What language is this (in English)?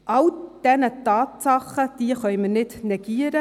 Swiss German